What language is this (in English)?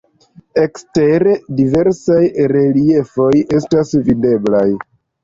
Esperanto